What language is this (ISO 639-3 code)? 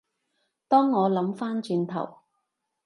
yue